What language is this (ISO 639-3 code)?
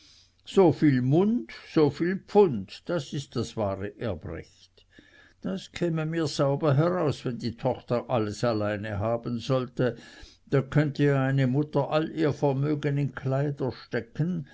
deu